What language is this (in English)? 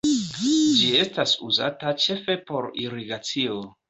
Esperanto